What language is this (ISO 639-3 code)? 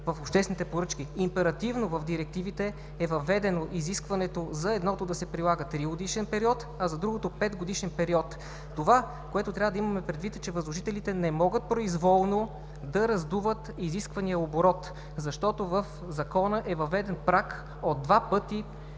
bul